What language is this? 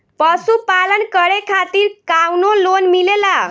Bhojpuri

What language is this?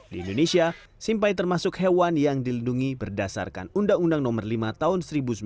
Indonesian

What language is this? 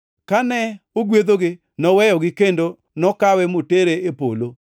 Luo (Kenya and Tanzania)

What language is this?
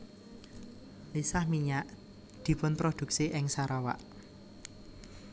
Javanese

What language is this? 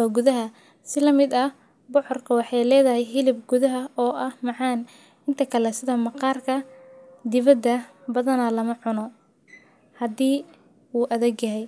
Somali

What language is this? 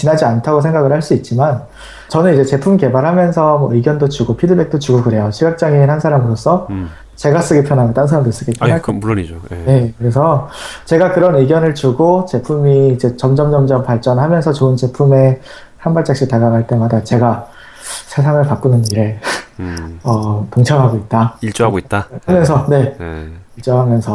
Korean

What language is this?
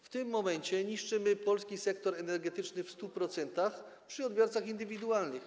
Polish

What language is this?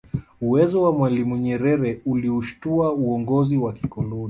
Swahili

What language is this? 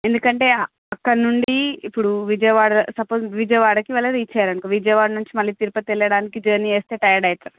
Telugu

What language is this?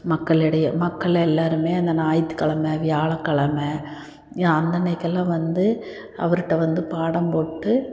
Tamil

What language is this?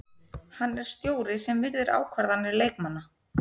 Icelandic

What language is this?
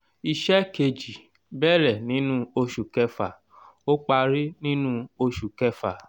Yoruba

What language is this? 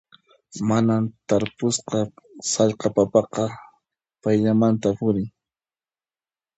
Puno Quechua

